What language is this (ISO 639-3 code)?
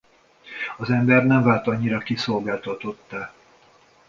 hun